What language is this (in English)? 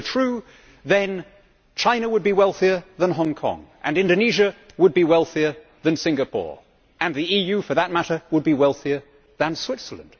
English